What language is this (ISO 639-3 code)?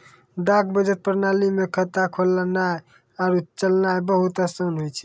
mai